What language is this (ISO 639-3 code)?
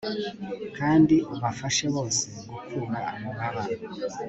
kin